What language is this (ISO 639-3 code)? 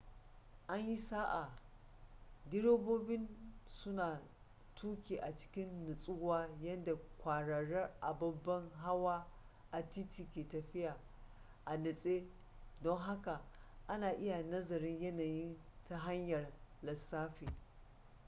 hau